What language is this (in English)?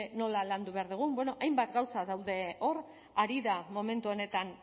Basque